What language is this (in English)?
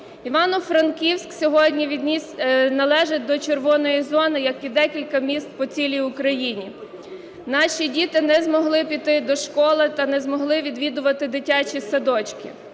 Ukrainian